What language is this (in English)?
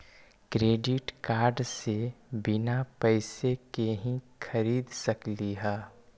Magahi